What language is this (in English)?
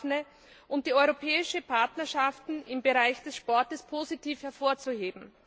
German